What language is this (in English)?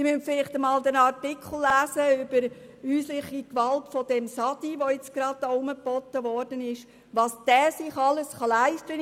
Swiss German